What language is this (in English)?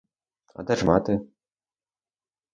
Ukrainian